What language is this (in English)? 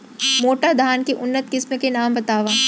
Chhattisgarhi